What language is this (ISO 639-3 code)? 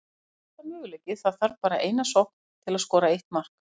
isl